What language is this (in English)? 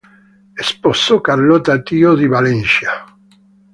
Italian